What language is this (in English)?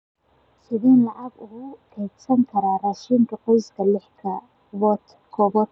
Somali